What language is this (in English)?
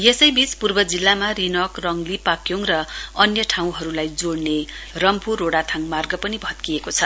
Nepali